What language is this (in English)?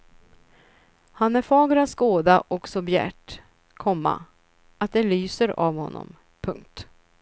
Swedish